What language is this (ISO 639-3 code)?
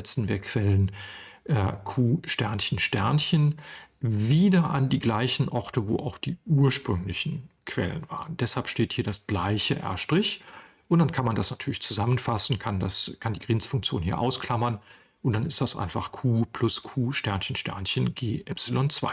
deu